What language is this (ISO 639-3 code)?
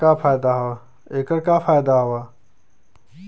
bho